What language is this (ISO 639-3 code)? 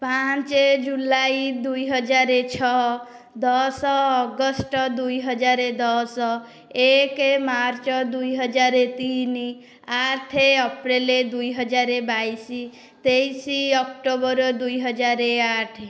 ori